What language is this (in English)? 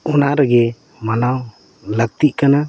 Santali